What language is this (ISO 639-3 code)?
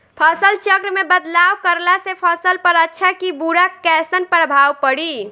bho